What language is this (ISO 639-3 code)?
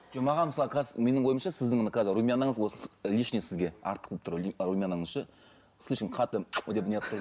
kaz